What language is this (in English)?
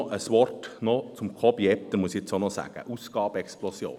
Swiss German